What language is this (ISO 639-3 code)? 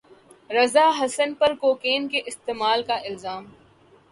urd